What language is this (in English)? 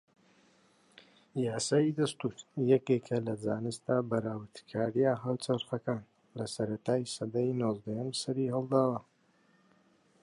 Central Kurdish